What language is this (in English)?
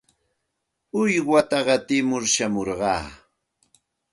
Santa Ana de Tusi Pasco Quechua